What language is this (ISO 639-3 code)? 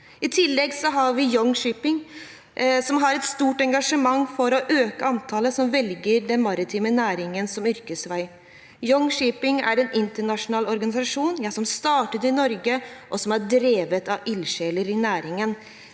nor